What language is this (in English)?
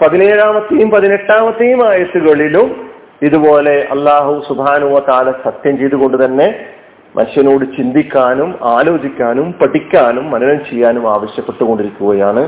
Malayalam